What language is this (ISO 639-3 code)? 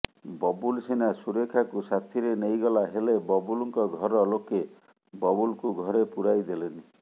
ori